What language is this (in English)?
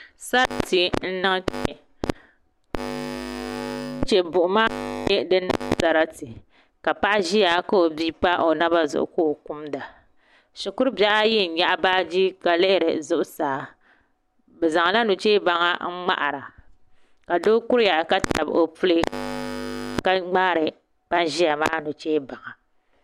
Dagbani